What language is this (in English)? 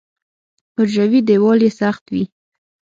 Pashto